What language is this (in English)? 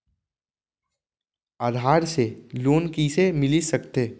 Chhattisgarhi